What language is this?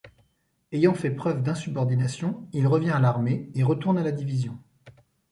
French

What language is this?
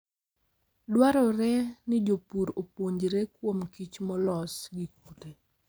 Luo (Kenya and Tanzania)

